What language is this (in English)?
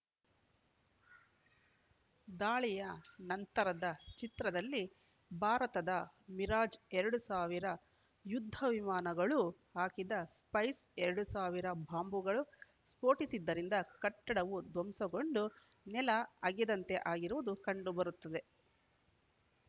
Kannada